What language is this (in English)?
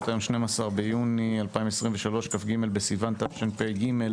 Hebrew